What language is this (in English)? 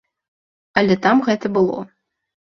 Belarusian